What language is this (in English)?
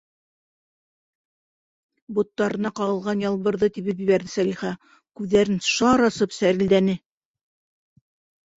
Bashkir